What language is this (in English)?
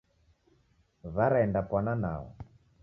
Taita